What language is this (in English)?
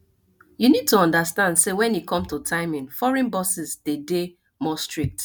Nigerian Pidgin